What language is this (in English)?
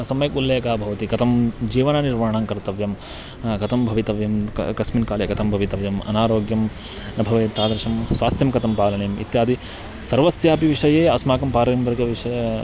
Sanskrit